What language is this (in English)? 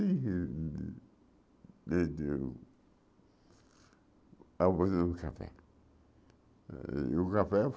Portuguese